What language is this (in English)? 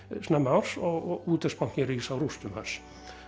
Icelandic